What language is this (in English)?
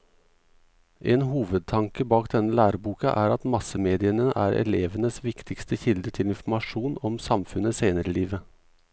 Norwegian